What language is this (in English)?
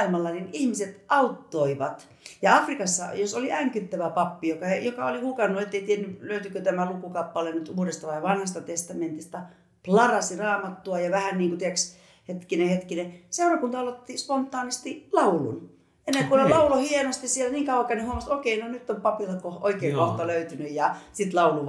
Finnish